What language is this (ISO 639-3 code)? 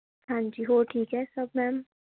pan